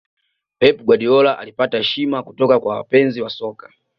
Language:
Swahili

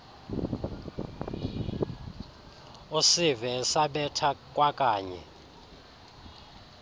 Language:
Xhosa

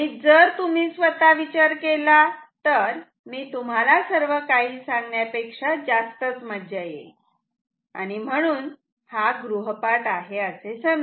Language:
Marathi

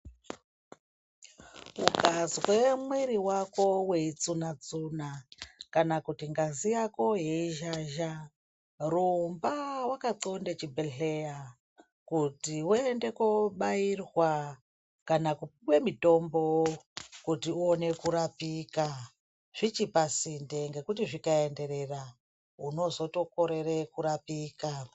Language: Ndau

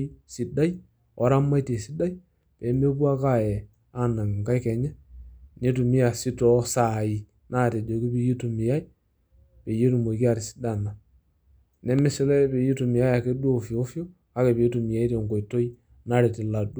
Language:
Masai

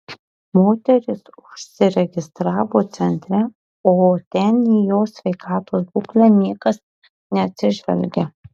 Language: Lithuanian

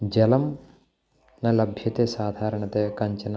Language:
Sanskrit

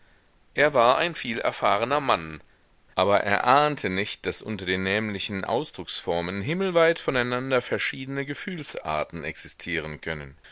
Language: German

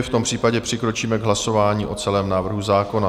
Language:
Czech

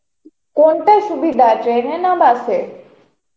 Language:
Bangla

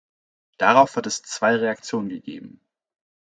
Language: German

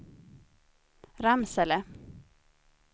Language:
Swedish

